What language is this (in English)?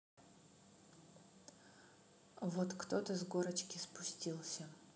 Russian